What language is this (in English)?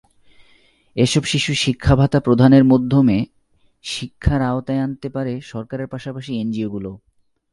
Bangla